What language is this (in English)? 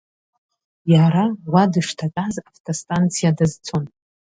Abkhazian